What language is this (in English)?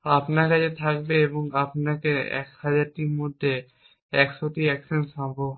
Bangla